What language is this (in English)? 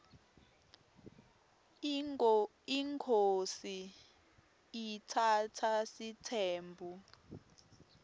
Swati